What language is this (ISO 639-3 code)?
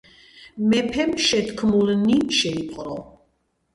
kat